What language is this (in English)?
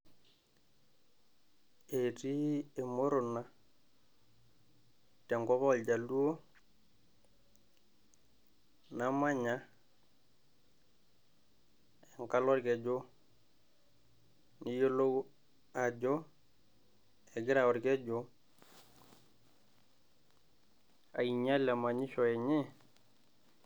Masai